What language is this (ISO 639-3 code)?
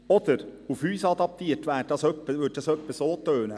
gsw